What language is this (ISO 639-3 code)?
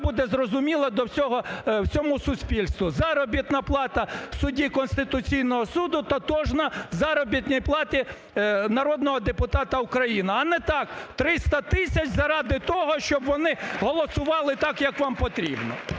ukr